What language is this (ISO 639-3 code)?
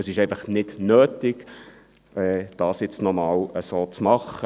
gsw